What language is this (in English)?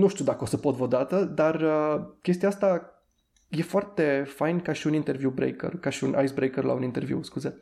Romanian